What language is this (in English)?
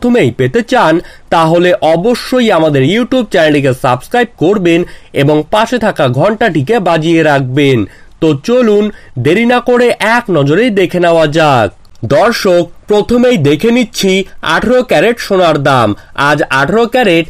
Bangla